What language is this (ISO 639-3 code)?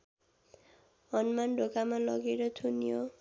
nep